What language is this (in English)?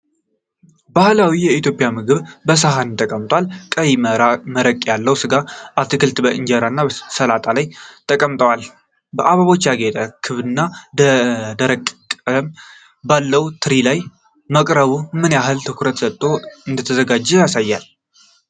Amharic